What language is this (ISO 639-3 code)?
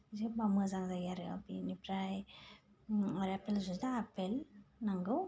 brx